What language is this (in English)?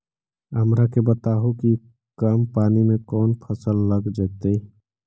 Magahi